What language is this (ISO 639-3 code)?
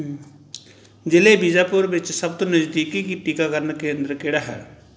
pan